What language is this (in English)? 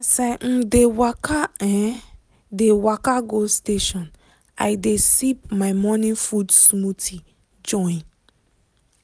Nigerian Pidgin